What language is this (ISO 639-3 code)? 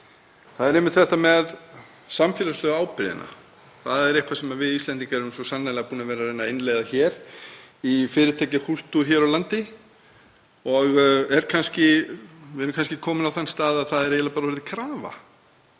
isl